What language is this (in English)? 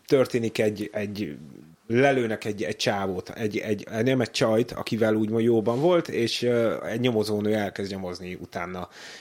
Hungarian